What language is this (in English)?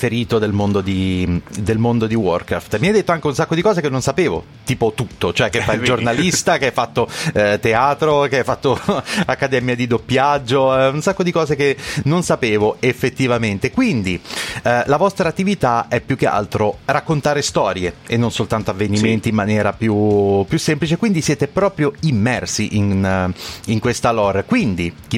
Italian